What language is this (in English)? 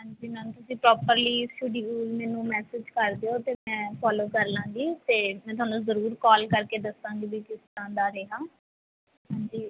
Punjabi